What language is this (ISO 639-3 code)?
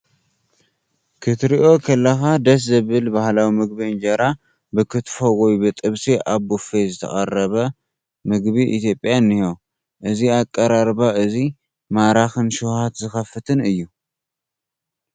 tir